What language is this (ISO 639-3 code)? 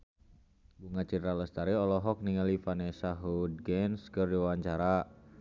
sun